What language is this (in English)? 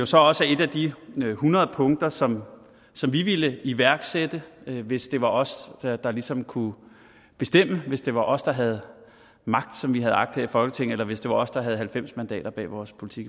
Danish